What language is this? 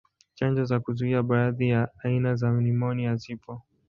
Swahili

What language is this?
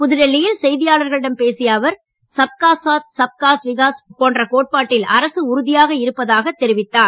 Tamil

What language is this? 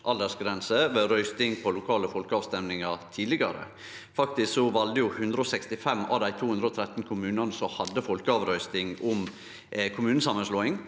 Norwegian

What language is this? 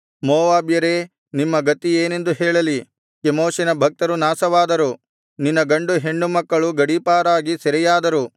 Kannada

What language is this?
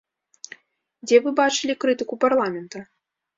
Belarusian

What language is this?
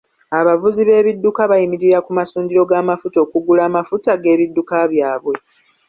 Ganda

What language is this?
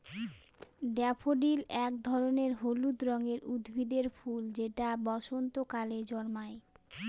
Bangla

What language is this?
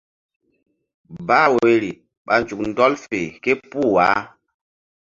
Mbum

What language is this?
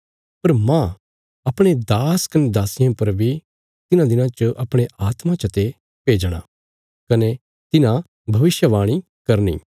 Bilaspuri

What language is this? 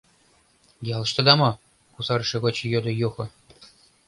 Mari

